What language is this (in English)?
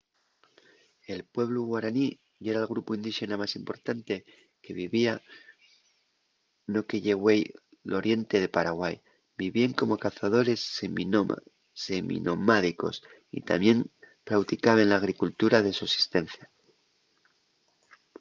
Asturian